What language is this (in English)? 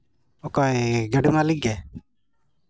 Santali